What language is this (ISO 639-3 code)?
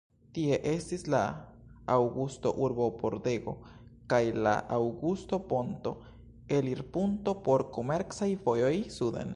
epo